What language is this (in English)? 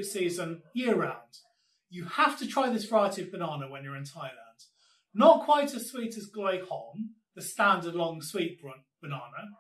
English